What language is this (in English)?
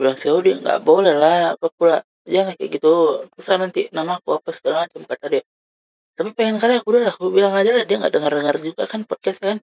Indonesian